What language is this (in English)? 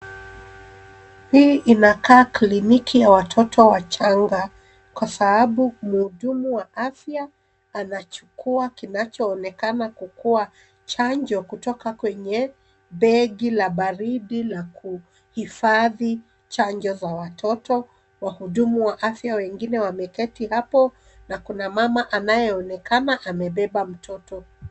Swahili